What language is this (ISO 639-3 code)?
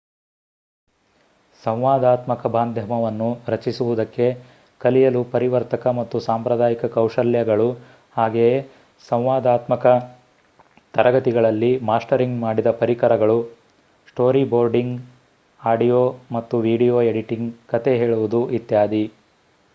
kan